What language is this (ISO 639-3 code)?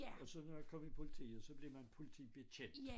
dan